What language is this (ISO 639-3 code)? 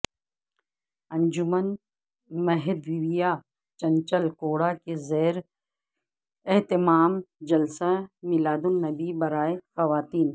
urd